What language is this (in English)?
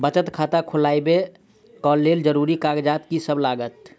Maithili